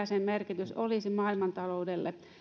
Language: Finnish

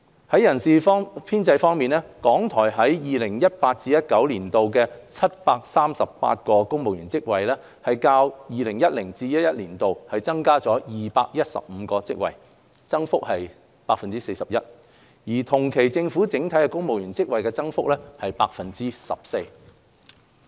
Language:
Cantonese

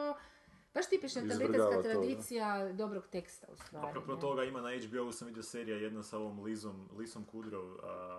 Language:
Croatian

